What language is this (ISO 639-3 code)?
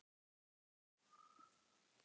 isl